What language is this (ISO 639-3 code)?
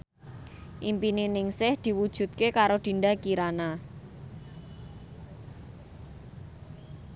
jav